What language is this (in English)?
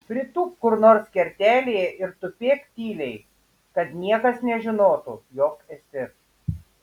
Lithuanian